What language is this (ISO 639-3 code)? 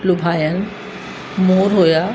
snd